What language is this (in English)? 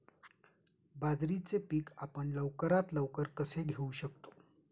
Marathi